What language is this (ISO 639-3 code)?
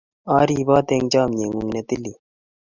kln